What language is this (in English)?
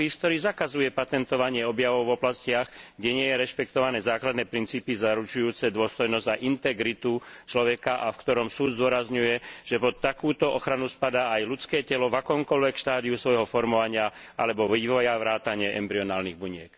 Slovak